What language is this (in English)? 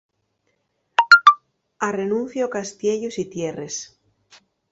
Asturian